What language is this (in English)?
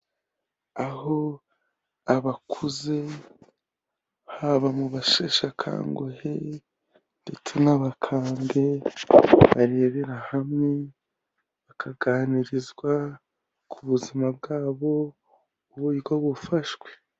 Kinyarwanda